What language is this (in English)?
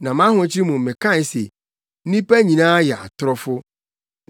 Akan